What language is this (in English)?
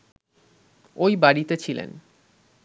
Bangla